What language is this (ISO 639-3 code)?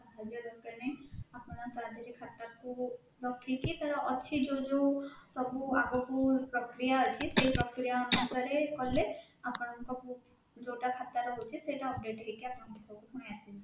ori